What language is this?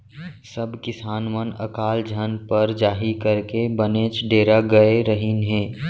Chhattisgarhi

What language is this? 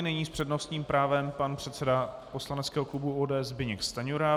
Czech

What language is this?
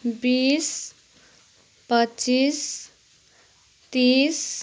Nepali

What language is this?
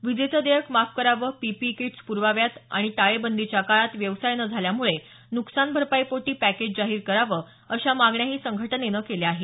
Marathi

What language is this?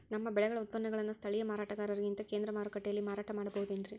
Kannada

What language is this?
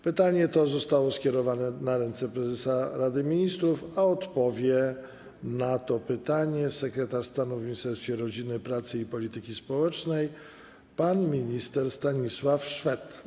Polish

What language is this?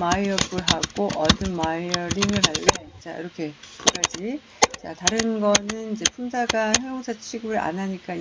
Korean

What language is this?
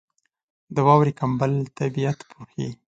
Pashto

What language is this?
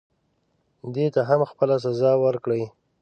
Pashto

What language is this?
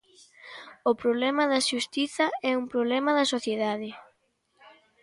Galician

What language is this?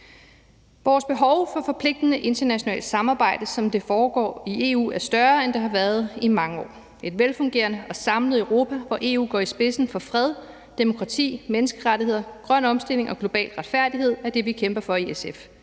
Danish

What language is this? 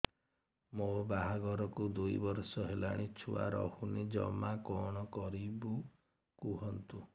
Odia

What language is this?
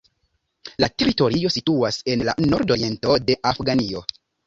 Esperanto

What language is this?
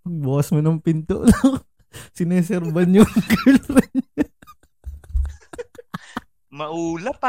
Filipino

